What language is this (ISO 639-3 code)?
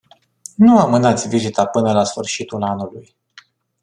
ron